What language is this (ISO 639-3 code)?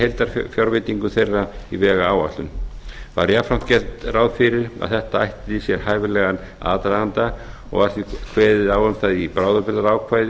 isl